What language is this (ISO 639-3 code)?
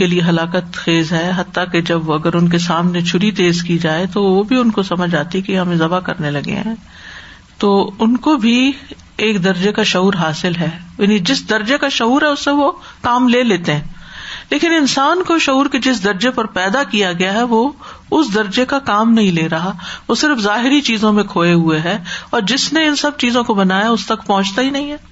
urd